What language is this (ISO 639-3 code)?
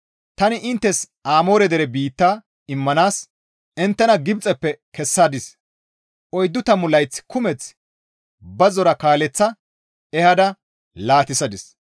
gmv